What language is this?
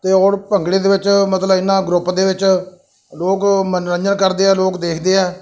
Punjabi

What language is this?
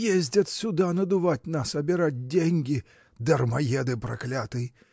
Russian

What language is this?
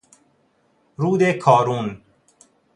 Persian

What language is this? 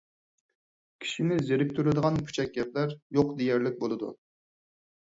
Uyghur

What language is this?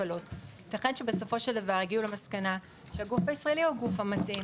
Hebrew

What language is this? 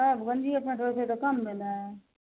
Maithili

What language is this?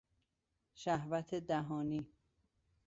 Persian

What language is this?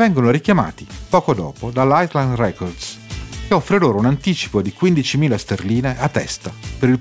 Italian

